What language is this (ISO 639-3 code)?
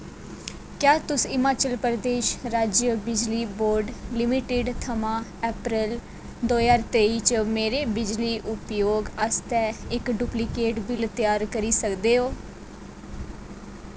doi